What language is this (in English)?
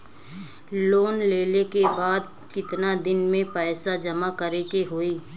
Bhojpuri